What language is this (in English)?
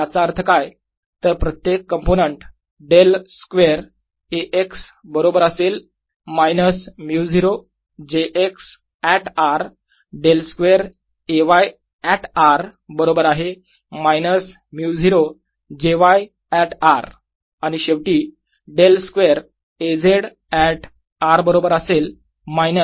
Marathi